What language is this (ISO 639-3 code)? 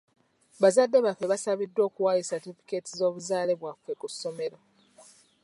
lug